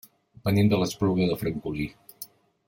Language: Catalan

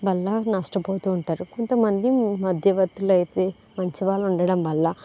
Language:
Telugu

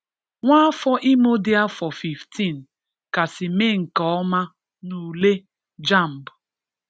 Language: Igbo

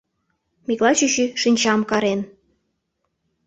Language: Mari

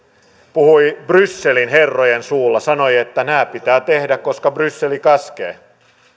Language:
Finnish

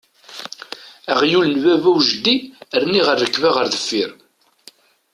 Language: Kabyle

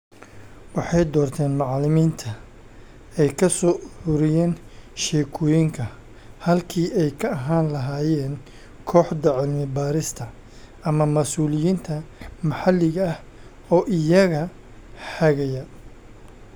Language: Somali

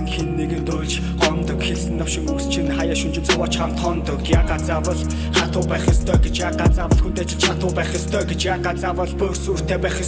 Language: Romanian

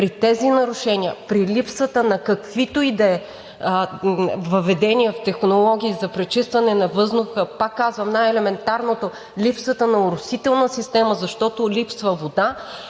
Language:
Bulgarian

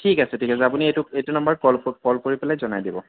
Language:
Assamese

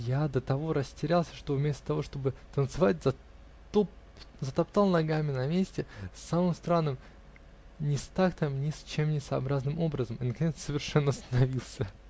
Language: Russian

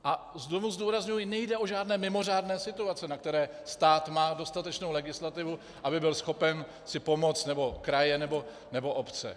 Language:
Czech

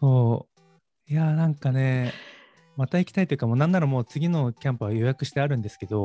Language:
Japanese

